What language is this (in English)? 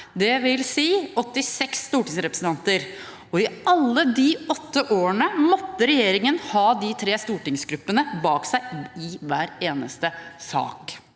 Norwegian